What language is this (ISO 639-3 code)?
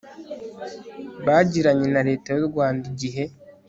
kin